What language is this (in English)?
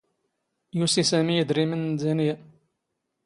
Standard Moroccan Tamazight